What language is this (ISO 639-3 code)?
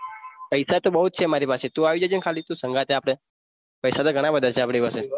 guj